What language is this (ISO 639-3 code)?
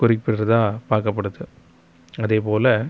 tam